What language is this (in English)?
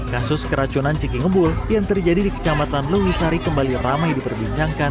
Indonesian